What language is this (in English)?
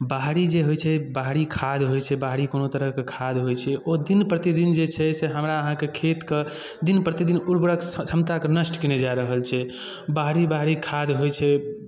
Maithili